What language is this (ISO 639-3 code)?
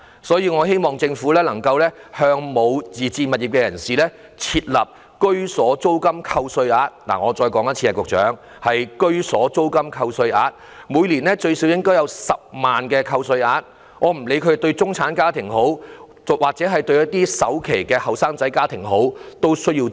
yue